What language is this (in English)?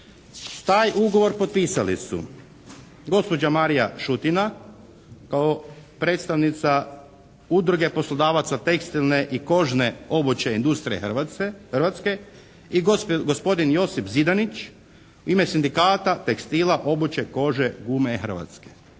Croatian